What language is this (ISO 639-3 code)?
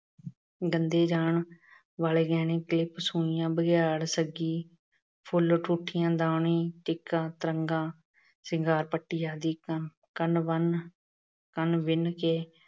pan